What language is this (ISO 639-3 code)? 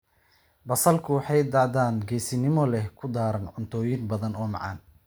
som